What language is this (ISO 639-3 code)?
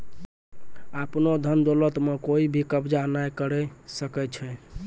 mai